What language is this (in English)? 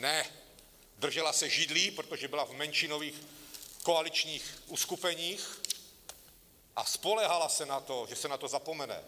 Czech